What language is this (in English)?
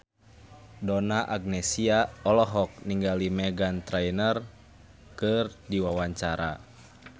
Sundanese